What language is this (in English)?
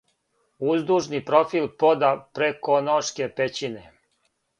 Serbian